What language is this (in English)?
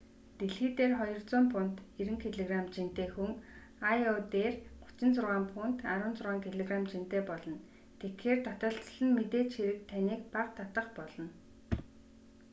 Mongolian